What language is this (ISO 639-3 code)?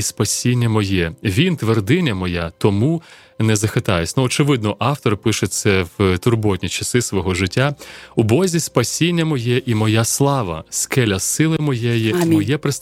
ukr